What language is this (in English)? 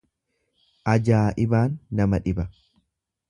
Oromo